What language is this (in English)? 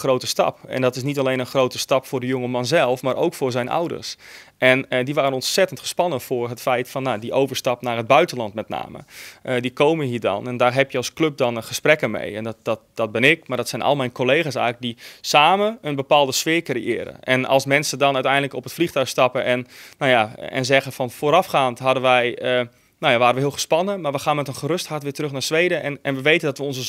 Dutch